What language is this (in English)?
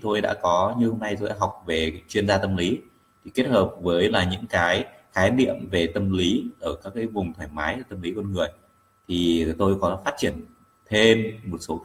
Vietnamese